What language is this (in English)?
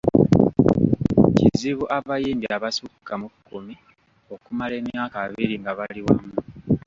Ganda